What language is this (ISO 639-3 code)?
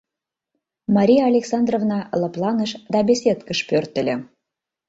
chm